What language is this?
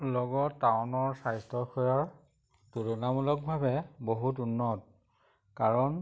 Assamese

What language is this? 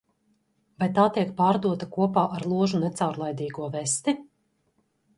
Latvian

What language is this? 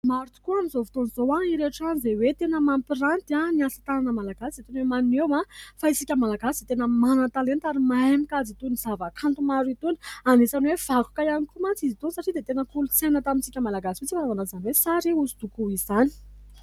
Malagasy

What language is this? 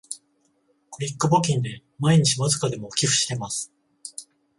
Japanese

